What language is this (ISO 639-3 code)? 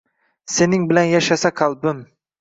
uzb